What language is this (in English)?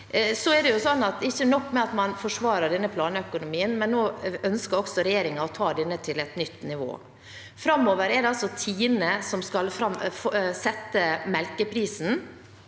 Norwegian